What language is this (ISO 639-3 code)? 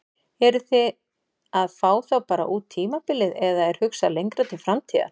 isl